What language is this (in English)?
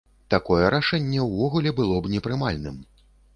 Belarusian